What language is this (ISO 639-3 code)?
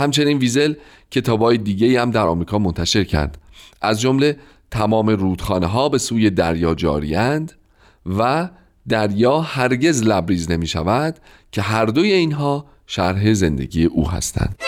fas